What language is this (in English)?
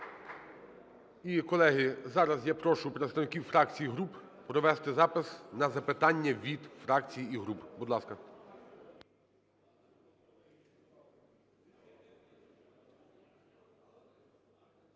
Ukrainian